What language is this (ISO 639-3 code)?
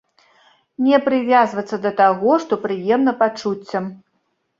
bel